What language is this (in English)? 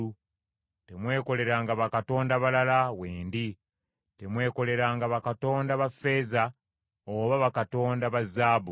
Ganda